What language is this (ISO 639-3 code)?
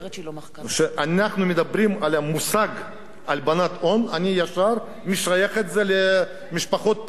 heb